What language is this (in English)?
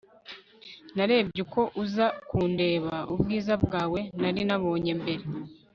Kinyarwanda